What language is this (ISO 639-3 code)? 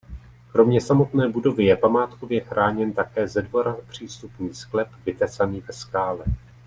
ces